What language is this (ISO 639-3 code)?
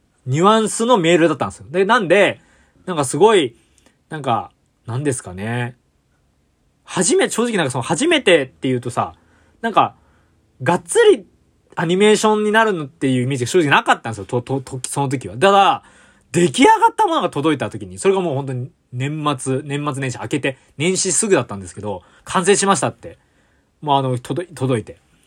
jpn